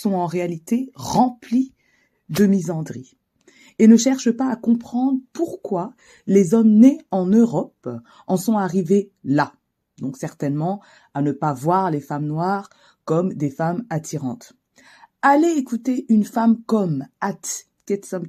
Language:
French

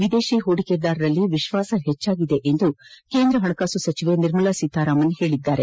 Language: Kannada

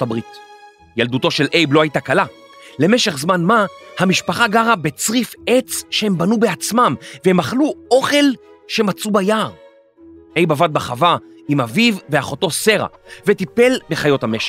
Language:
Hebrew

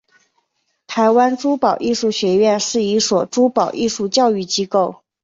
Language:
Chinese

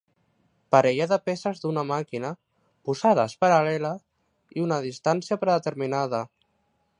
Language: Catalan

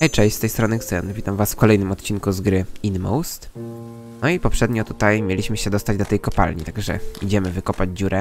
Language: Polish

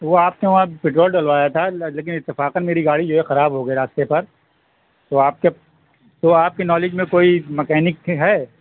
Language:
Urdu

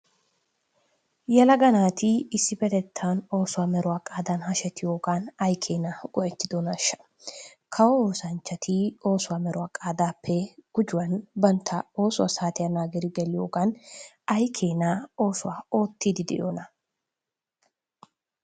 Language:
Wolaytta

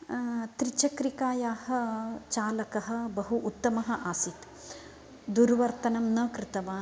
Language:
Sanskrit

